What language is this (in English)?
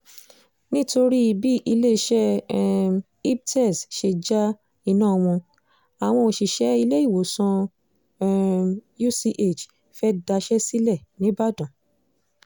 Yoruba